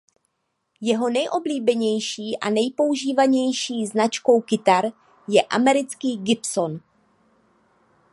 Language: Czech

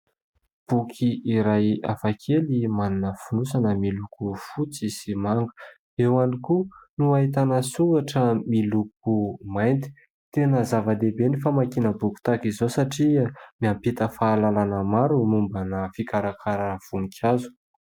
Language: Malagasy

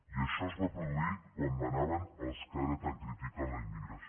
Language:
Catalan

